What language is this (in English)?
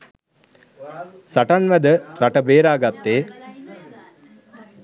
Sinhala